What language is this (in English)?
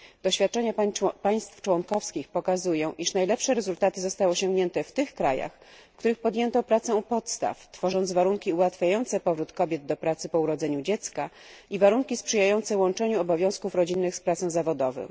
Polish